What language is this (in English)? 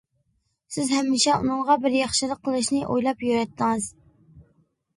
Uyghur